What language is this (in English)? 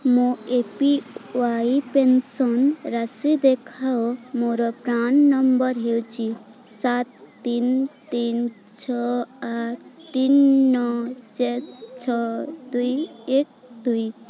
Odia